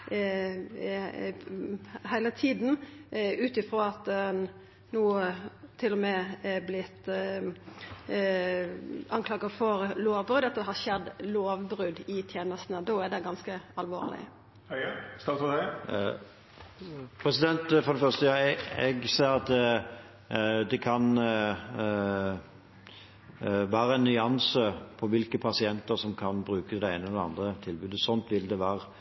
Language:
Norwegian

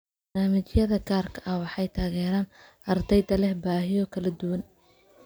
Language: Somali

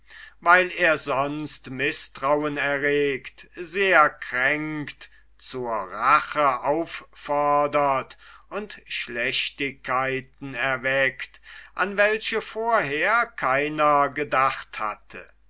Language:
German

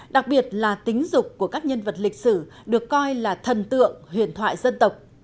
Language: Vietnamese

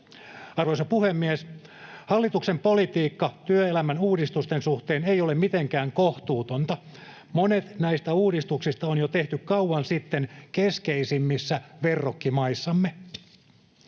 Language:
Finnish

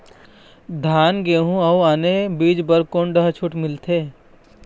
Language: Chhattisgarhi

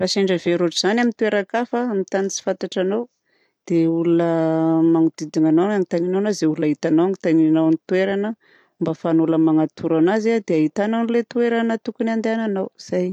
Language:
Southern Betsimisaraka Malagasy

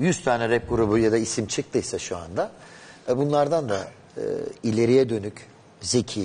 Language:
Turkish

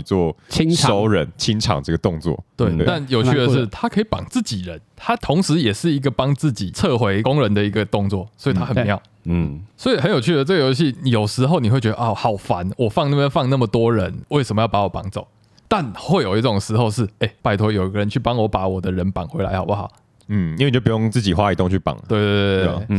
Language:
Chinese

